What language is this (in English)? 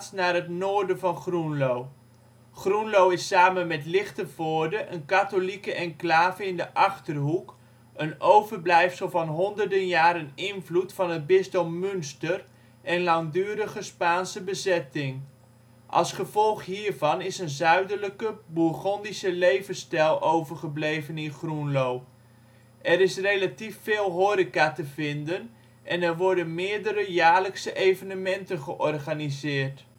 Dutch